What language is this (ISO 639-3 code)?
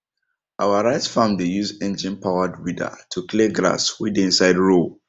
pcm